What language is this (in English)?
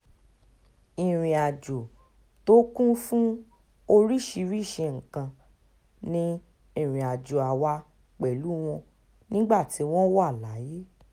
Yoruba